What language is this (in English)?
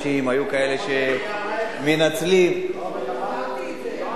Hebrew